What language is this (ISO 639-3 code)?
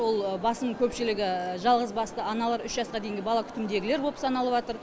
kaz